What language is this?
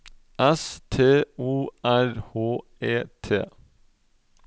Norwegian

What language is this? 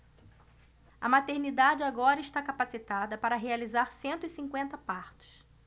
Portuguese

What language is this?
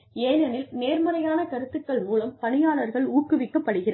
Tamil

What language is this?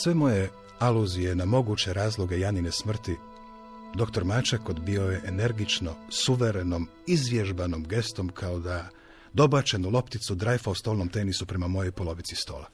Croatian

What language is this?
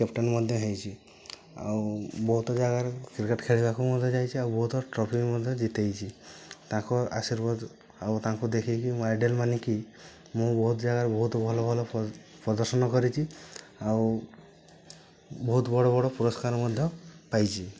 Odia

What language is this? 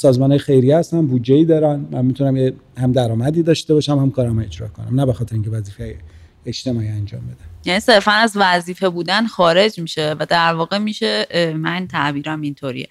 Persian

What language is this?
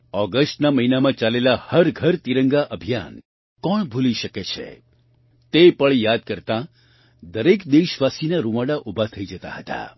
Gujarati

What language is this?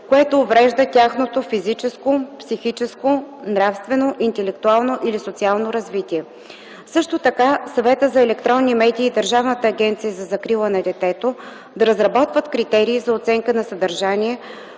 Bulgarian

